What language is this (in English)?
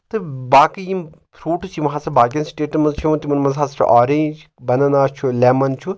Kashmiri